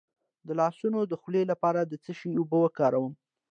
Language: Pashto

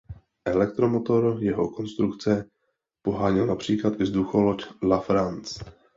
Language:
Czech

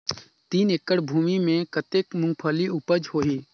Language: Chhattisgarhi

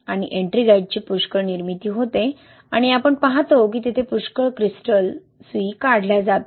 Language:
Marathi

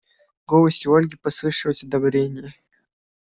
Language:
Russian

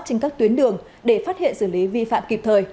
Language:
Vietnamese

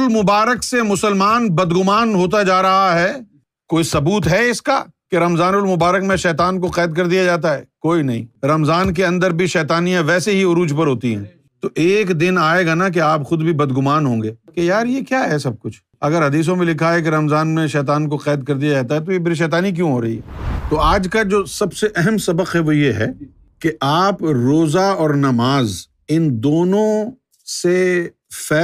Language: Urdu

